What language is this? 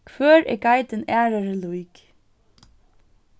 Faroese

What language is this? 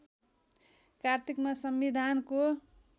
Nepali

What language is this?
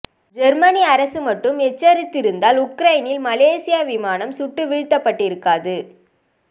Tamil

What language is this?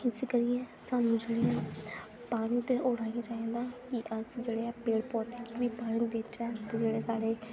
Dogri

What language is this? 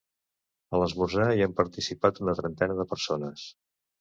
Catalan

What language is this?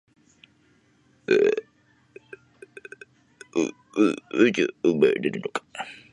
Japanese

